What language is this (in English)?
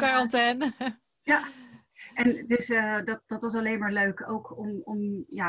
Dutch